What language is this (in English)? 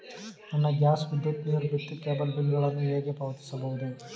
Kannada